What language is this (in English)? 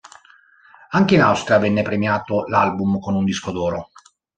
Italian